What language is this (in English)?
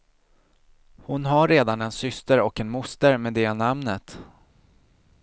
Swedish